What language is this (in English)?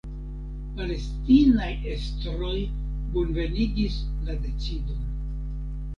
Esperanto